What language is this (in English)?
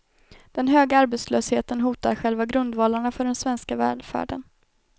Swedish